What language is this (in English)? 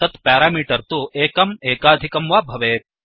Sanskrit